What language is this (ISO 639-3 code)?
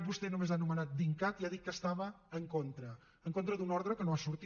cat